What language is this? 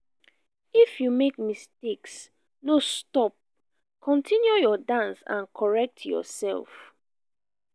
Nigerian Pidgin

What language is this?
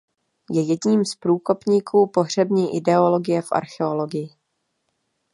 Czech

